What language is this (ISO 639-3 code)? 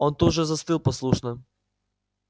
rus